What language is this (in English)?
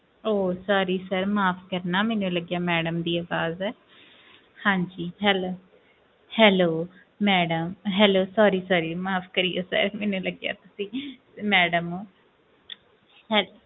Punjabi